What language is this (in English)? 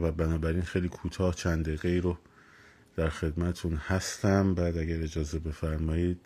Persian